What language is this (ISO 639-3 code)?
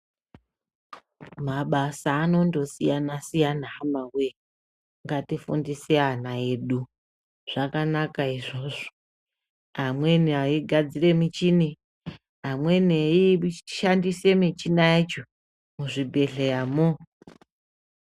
ndc